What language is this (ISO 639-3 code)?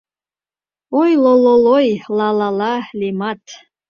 chm